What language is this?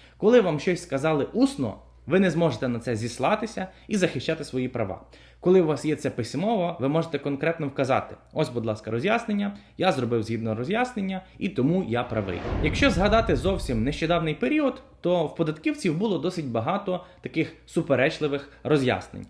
Ukrainian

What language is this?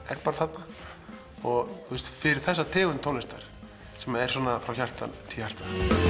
Icelandic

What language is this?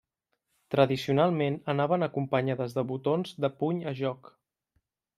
Catalan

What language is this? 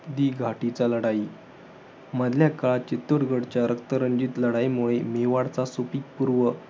Marathi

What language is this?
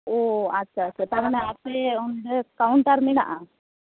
Santali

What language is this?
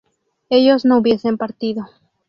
Spanish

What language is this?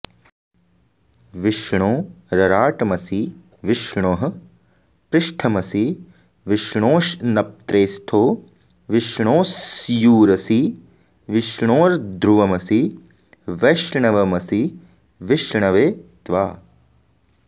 Sanskrit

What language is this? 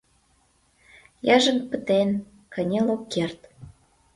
Mari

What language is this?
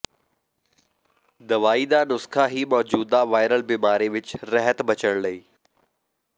Punjabi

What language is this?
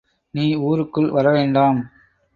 Tamil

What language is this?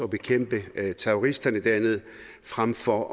Danish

